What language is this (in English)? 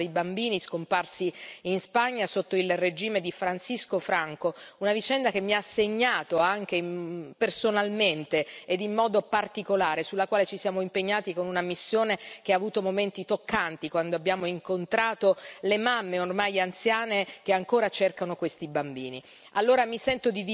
Italian